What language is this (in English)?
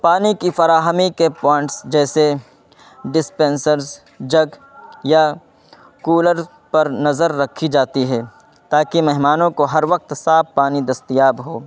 Urdu